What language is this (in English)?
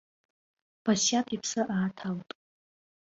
Abkhazian